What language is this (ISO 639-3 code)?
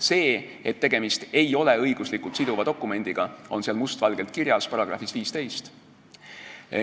est